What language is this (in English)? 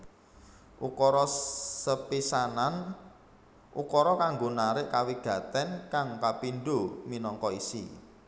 Javanese